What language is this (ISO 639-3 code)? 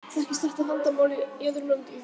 isl